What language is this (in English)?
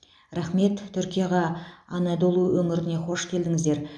Kazakh